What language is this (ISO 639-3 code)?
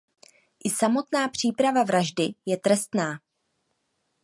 ces